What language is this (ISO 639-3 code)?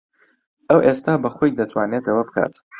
ckb